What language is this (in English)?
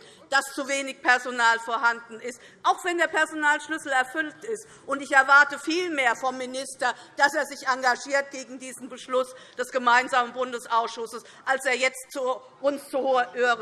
German